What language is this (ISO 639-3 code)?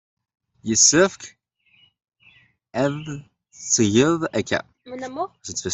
kab